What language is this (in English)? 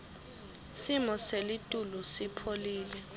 Swati